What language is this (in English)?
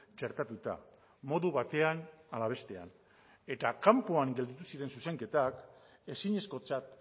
Basque